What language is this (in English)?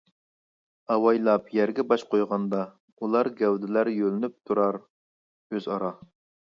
Uyghur